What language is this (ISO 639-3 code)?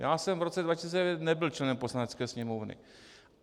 ces